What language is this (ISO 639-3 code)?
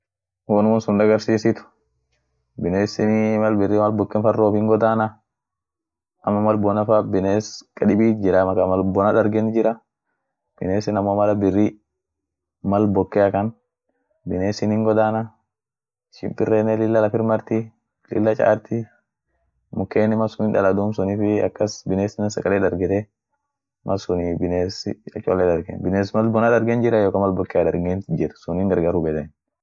orc